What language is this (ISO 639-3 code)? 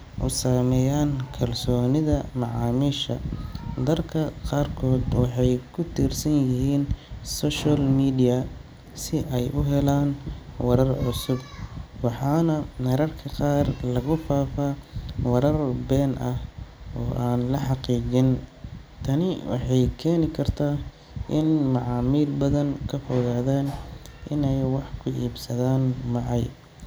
som